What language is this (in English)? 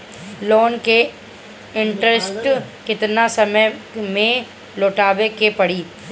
Bhojpuri